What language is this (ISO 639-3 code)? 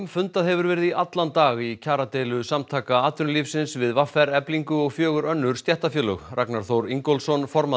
isl